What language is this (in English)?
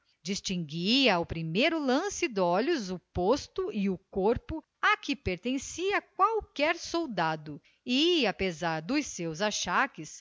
Portuguese